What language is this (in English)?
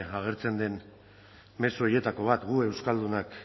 Basque